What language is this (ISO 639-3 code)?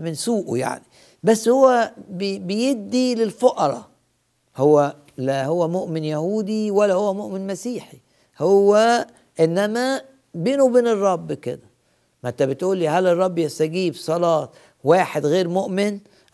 ara